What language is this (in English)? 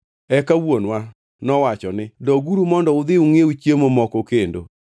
Luo (Kenya and Tanzania)